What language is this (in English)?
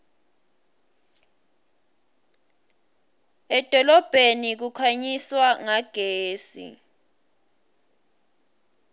Swati